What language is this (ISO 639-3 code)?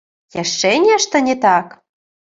bel